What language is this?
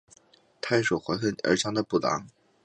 Chinese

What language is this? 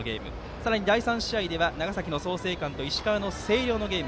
Japanese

